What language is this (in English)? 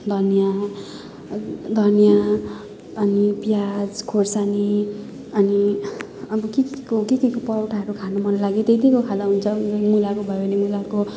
Nepali